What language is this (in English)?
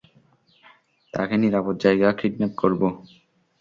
Bangla